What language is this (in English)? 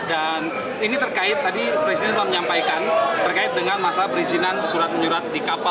Indonesian